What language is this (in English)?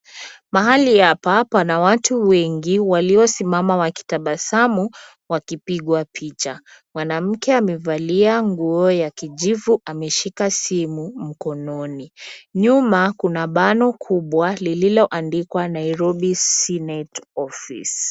Swahili